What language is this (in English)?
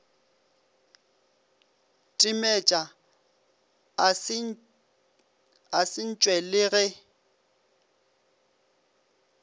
Northern Sotho